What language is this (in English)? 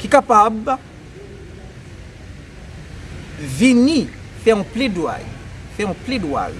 French